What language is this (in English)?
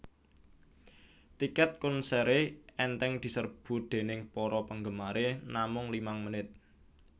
Javanese